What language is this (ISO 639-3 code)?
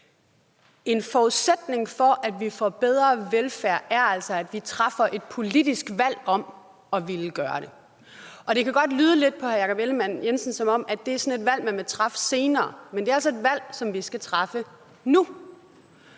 dan